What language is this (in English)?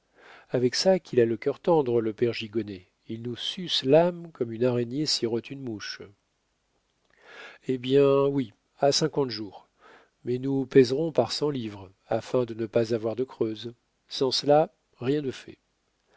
French